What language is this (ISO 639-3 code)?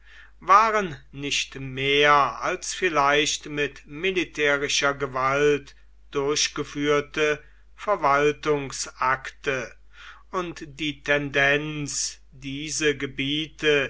deu